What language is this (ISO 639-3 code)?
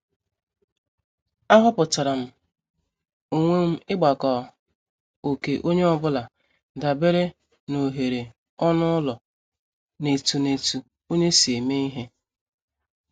ibo